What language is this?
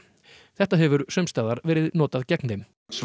Icelandic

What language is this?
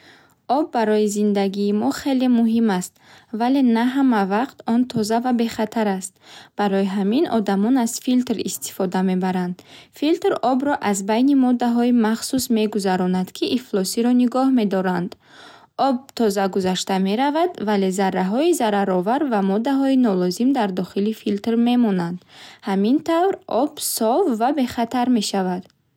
Bukharic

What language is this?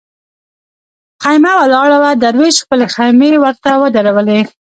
Pashto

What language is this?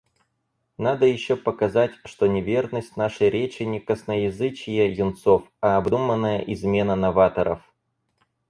Russian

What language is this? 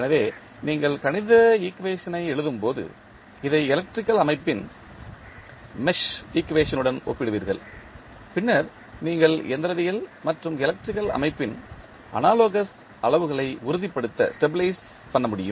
Tamil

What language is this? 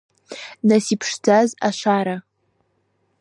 Abkhazian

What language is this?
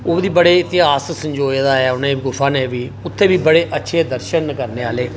Dogri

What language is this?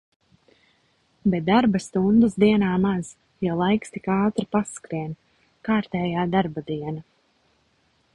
Latvian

